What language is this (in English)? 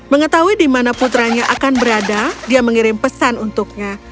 Indonesian